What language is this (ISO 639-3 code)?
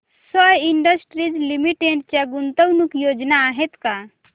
mar